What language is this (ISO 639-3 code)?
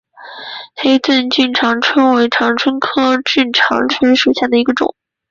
zho